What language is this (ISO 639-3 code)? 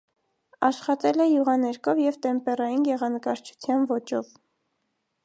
hye